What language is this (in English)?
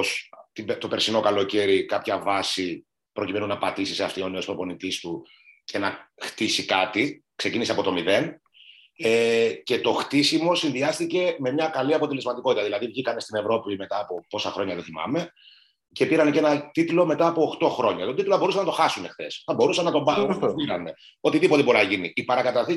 Greek